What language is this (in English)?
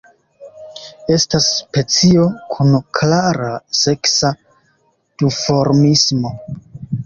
Esperanto